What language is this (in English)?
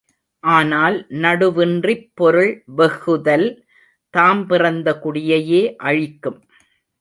Tamil